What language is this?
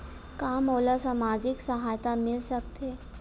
Chhattisgarhi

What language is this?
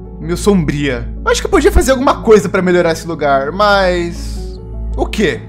Portuguese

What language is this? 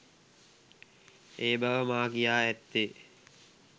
Sinhala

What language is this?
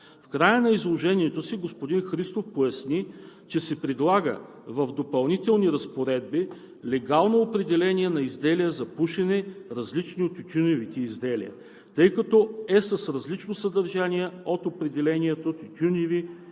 Bulgarian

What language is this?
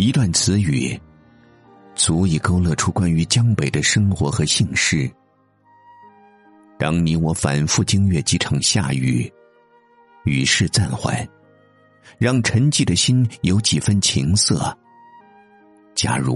Chinese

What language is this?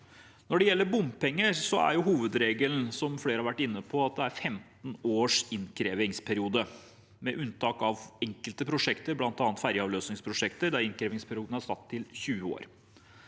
Norwegian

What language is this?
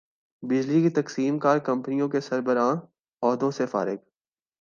Urdu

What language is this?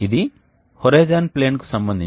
Telugu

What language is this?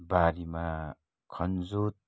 Nepali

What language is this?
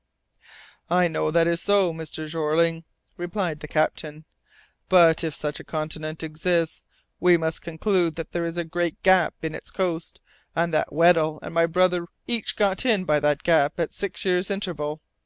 English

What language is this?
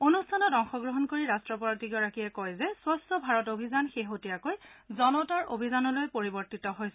Assamese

